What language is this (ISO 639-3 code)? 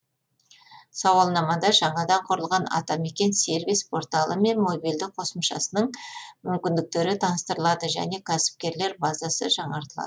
kaz